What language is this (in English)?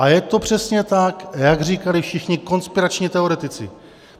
Czech